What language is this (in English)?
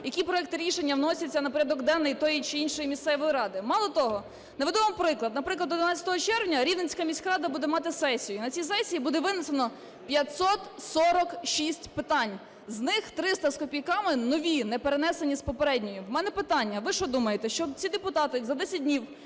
Ukrainian